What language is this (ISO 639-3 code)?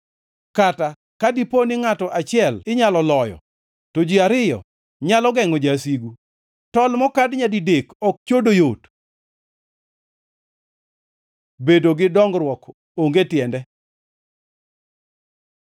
luo